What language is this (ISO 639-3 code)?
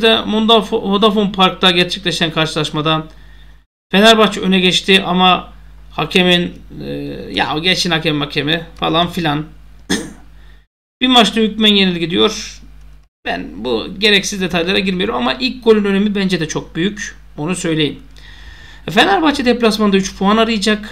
tur